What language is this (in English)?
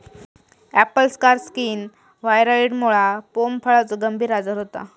Marathi